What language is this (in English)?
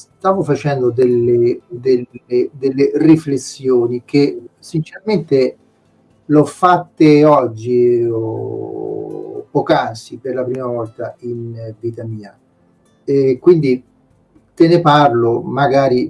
Italian